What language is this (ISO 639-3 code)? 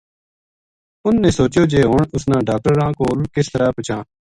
gju